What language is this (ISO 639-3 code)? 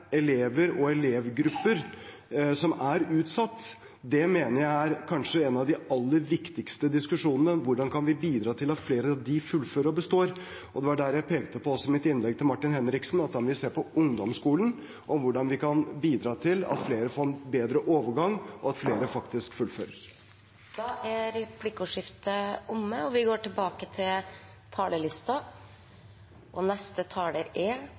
nor